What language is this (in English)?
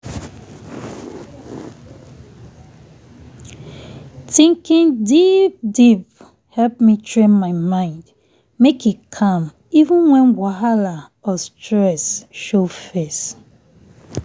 Nigerian Pidgin